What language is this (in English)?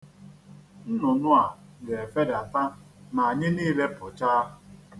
Igbo